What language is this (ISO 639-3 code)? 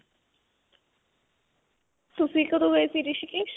pan